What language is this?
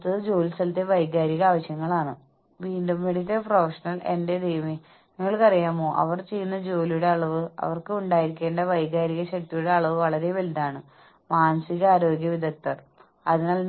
Malayalam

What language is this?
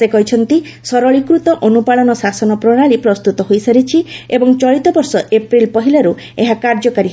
Odia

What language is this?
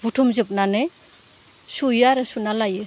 Bodo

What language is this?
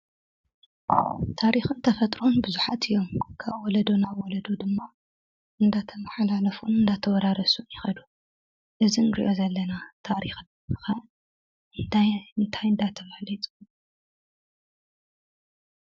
Tigrinya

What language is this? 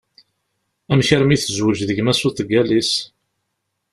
Kabyle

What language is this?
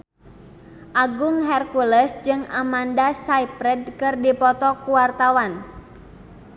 Sundanese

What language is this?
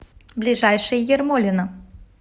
Russian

